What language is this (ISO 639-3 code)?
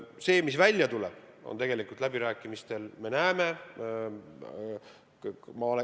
est